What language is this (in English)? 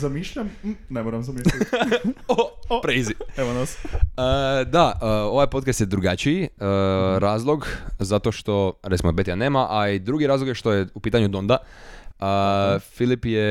Croatian